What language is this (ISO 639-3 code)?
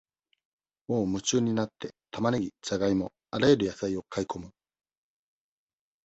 jpn